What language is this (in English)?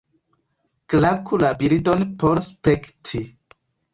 Esperanto